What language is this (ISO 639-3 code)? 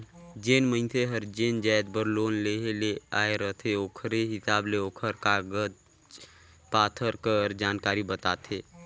hne